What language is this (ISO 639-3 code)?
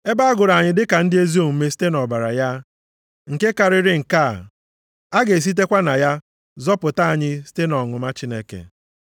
ibo